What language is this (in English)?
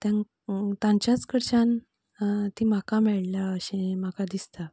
Konkani